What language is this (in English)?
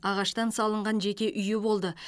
Kazakh